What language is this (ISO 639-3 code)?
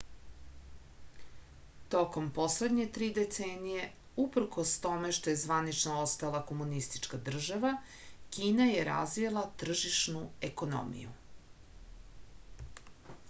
srp